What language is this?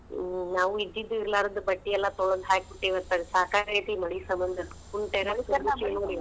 Kannada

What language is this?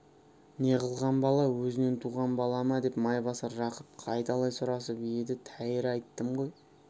Kazakh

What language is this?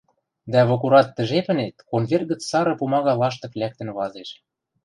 Western Mari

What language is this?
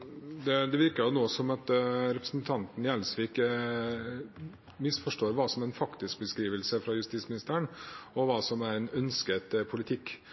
Norwegian Bokmål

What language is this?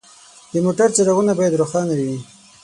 Pashto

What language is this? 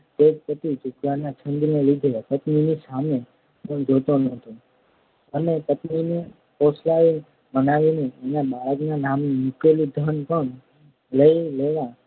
Gujarati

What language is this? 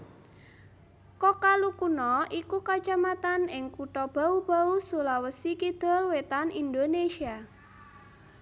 Javanese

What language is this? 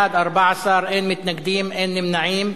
Hebrew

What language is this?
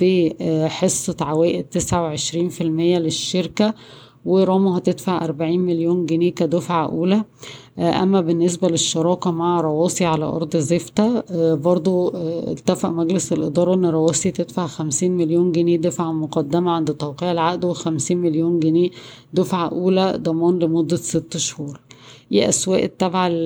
Arabic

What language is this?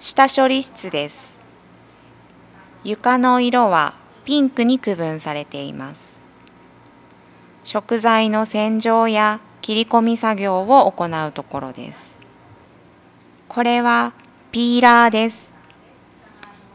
Japanese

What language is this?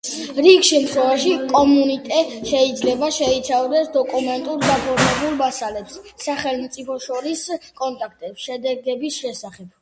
Georgian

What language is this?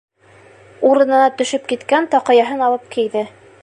Bashkir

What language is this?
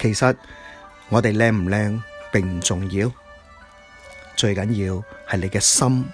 Chinese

